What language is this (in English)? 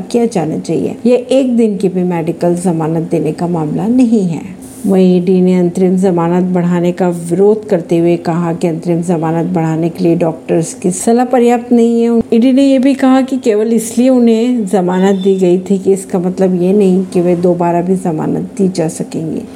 Hindi